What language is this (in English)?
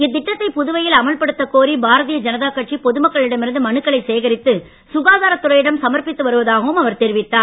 Tamil